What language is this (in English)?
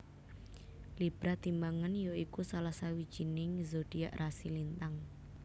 Javanese